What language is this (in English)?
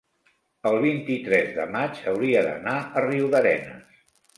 Catalan